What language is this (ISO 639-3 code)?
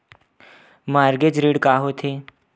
hne